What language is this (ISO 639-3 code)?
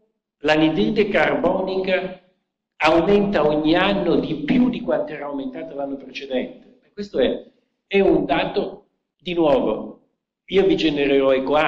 ita